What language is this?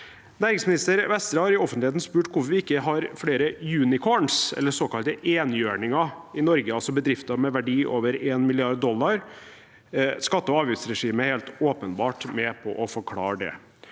Norwegian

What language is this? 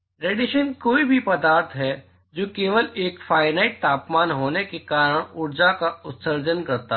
Hindi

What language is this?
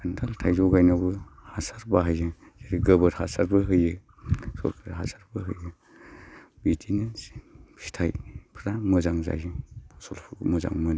Bodo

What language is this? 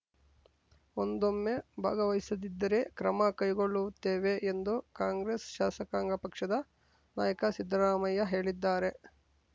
Kannada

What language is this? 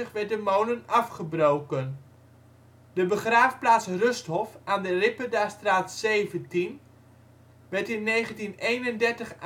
Dutch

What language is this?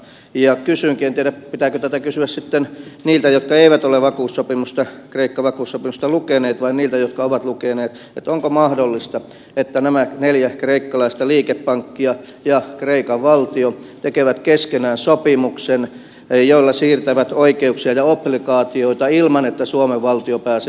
Finnish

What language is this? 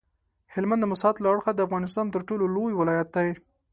Pashto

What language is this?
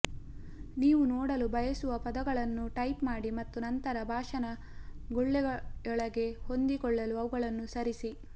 Kannada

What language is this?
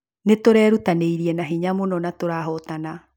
Kikuyu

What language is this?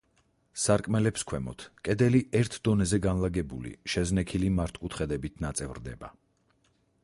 Georgian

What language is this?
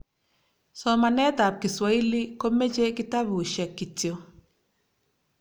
Kalenjin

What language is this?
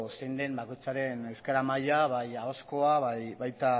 Basque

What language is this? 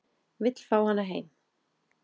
Icelandic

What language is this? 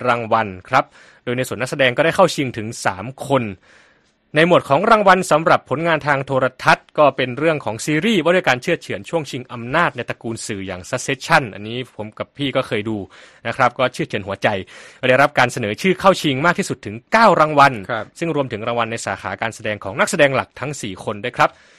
Thai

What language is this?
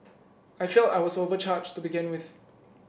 English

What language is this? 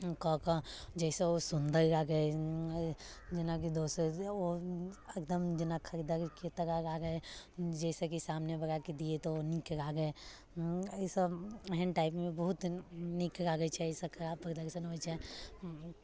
Maithili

